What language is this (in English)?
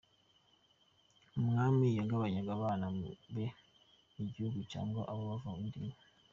Kinyarwanda